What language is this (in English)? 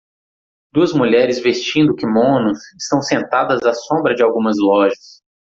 Portuguese